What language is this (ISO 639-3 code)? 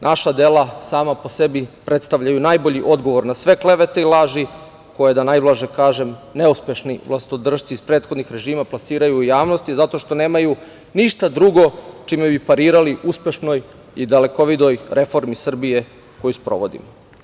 srp